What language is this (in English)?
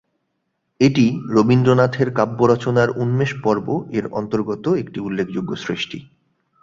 Bangla